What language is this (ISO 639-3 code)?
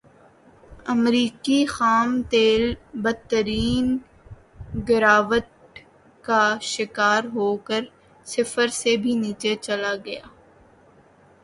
urd